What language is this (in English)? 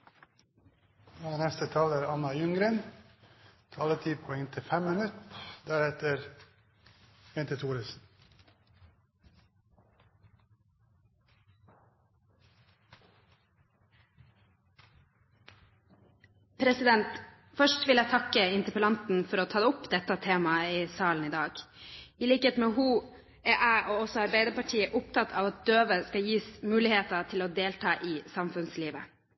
Norwegian Bokmål